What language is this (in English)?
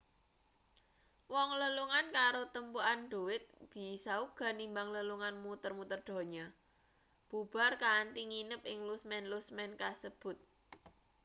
Javanese